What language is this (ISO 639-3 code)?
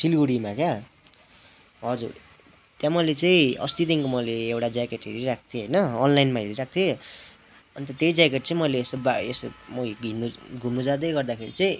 nep